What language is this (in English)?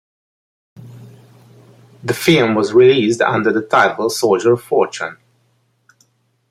English